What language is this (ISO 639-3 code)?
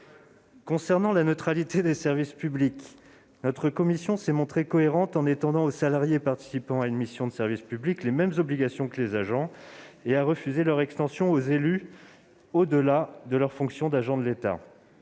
fra